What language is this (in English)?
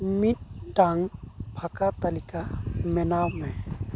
Santali